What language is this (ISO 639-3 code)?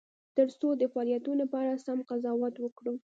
pus